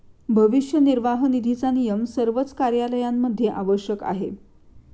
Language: Marathi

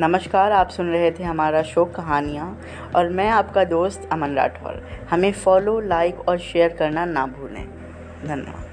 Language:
Hindi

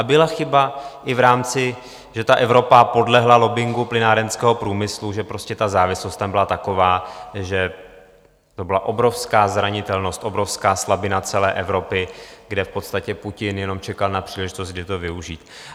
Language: Czech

